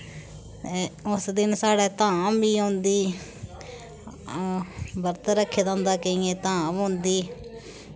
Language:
Dogri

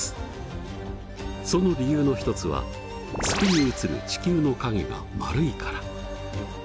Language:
Japanese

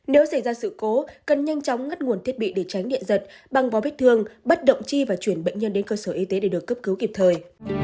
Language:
Vietnamese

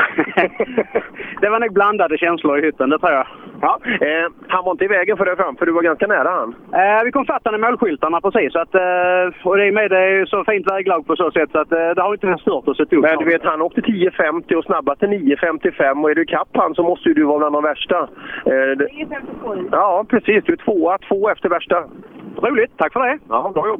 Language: Swedish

